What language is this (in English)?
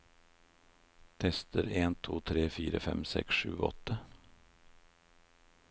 Norwegian